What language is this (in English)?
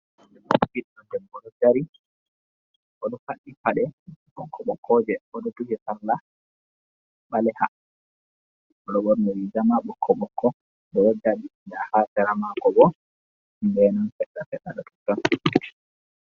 Fula